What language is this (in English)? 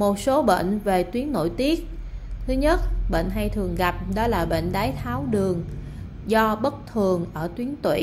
Vietnamese